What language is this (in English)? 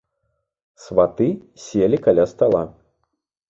Belarusian